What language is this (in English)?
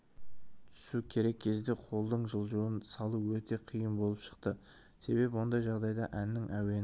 Kazakh